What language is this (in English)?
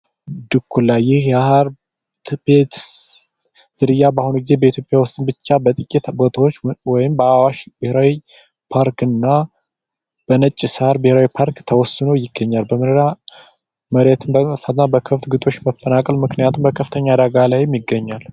Amharic